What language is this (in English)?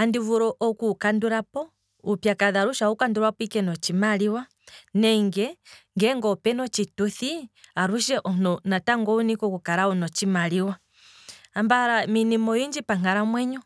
Kwambi